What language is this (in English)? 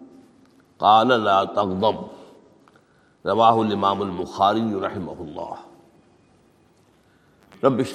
Urdu